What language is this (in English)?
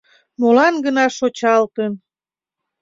Mari